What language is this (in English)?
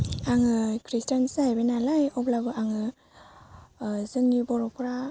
Bodo